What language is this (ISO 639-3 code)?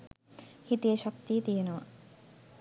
sin